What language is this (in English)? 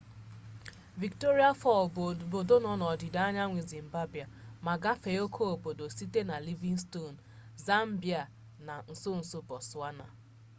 Igbo